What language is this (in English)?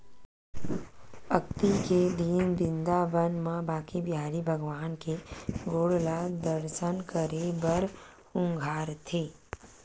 Chhattisgarhi